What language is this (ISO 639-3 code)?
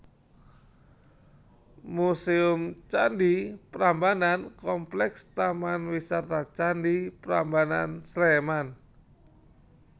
jav